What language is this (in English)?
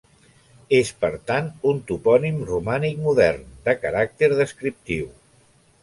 Catalan